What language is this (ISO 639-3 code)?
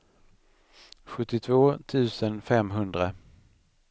swe